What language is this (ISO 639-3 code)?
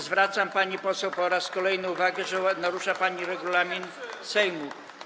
pol